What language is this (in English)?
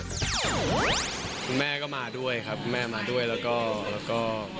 Thai